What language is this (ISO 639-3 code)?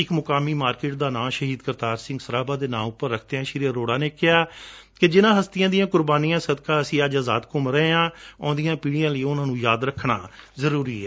pan